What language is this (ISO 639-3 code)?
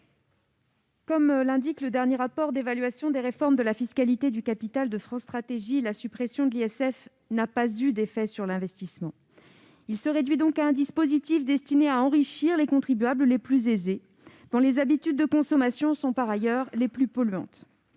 fra